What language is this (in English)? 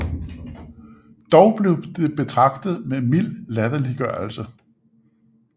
Danish